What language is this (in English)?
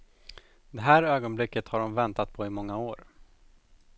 Swedish